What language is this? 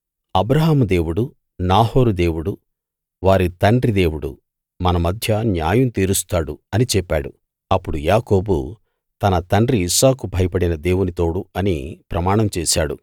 Telugu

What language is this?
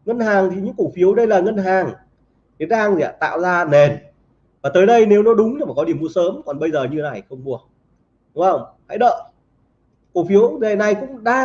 Vietnamese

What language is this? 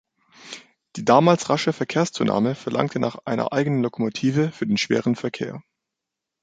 German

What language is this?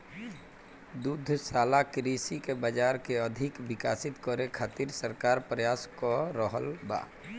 Bhojpuri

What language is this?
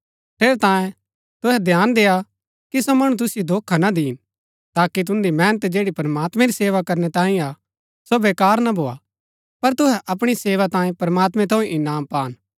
Gaddi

